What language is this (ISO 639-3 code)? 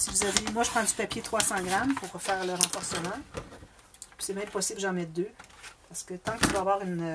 fra